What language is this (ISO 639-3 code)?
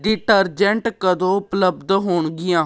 pan